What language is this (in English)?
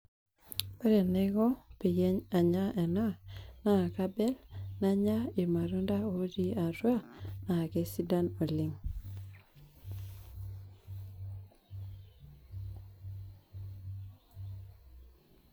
Masai